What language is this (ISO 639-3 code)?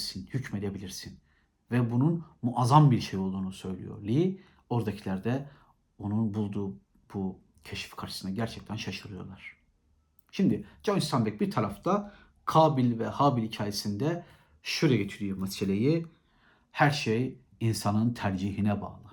tur